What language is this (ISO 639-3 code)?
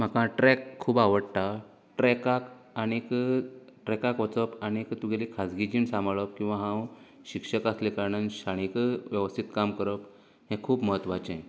kok